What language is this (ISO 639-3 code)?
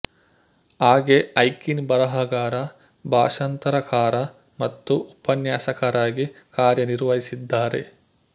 kan